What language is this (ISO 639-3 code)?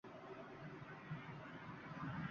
uzb